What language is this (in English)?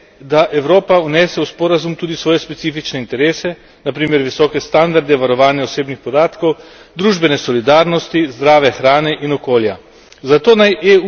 Slovenian